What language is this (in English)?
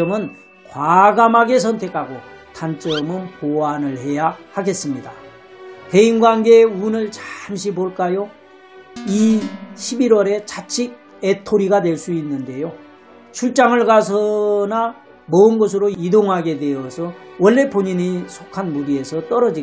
Korean